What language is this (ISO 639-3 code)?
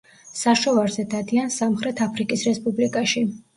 kat